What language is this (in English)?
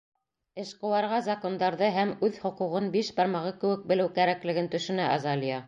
Bashkir